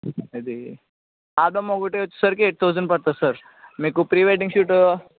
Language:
Telugu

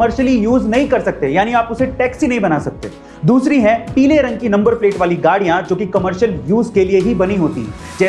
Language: Hindi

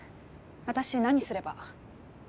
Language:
Japanese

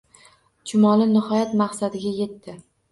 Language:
Uzbek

